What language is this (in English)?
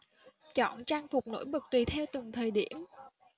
Vietnamese